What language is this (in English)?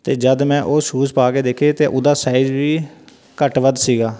Punjabi